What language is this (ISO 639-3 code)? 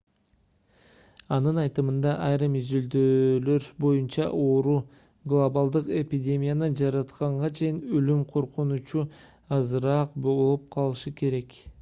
kir